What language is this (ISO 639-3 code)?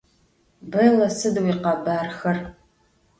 ady